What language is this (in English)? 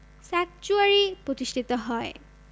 Bangla